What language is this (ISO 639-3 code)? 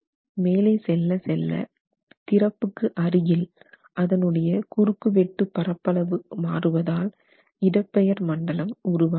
tam